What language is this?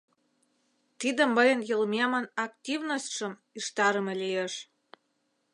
Mari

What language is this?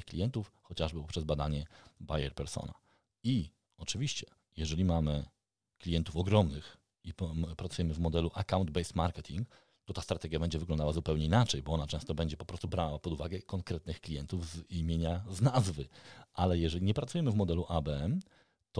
Polish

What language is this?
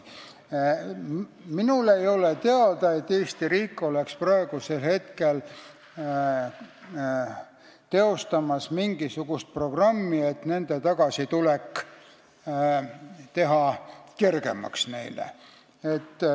Estonian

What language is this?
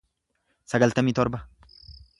Oromo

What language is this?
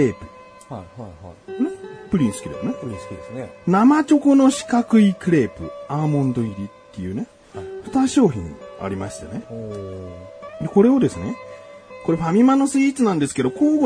Japanese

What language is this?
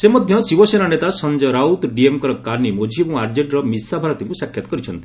Odia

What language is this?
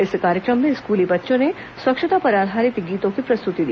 Hindi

